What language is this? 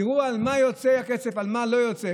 Hebrew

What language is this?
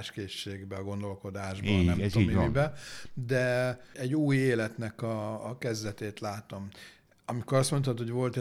Hungarian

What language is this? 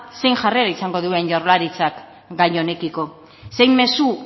Basque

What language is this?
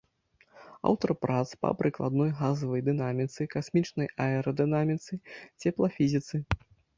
Belarusian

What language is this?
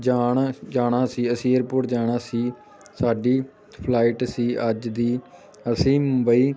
Punjabi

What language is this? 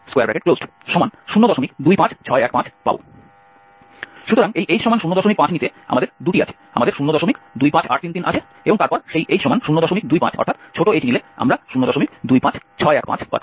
Bangla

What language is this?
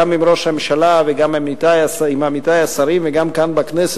Hebrew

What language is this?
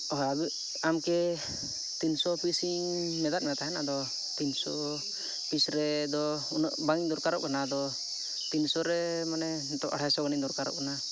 Santali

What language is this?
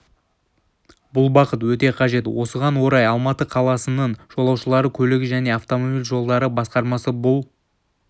Kazakh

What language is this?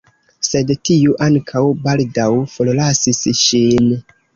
Esperanto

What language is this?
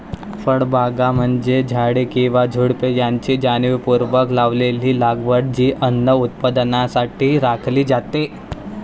Marathi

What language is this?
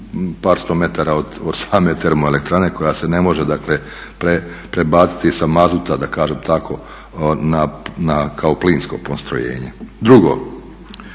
Croatian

